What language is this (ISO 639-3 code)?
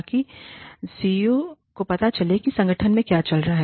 hin